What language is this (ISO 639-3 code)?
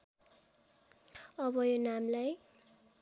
nep